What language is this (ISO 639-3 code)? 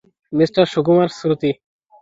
ben